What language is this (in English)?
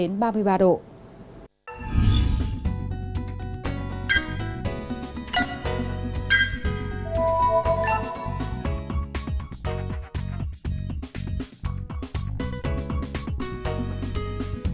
Vietnamese